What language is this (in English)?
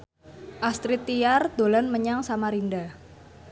Javanese